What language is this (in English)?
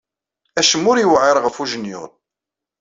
Kabyle